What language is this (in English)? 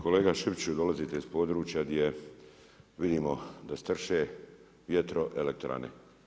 Croatian